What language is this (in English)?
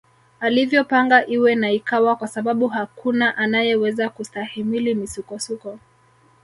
Swahili